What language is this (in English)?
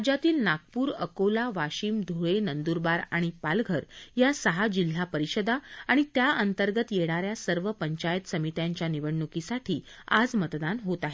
Marathi